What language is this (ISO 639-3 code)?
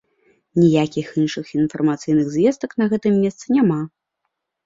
bel